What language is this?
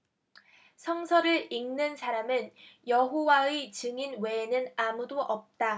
Korean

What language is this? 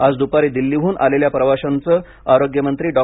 Marathi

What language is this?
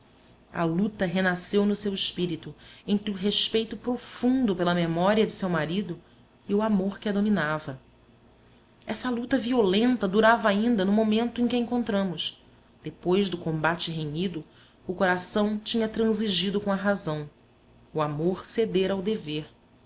Portuguese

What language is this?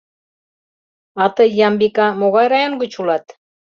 Mari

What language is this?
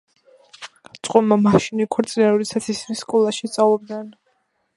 Georgian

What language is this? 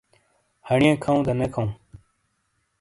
Shina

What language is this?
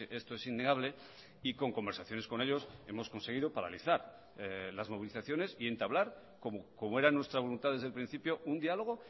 Spanish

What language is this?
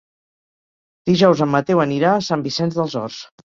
Catalan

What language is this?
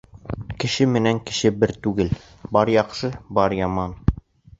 Bashkir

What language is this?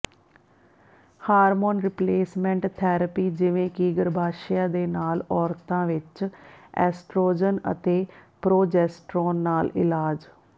Punjabi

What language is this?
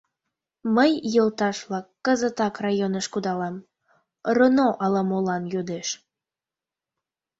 Mari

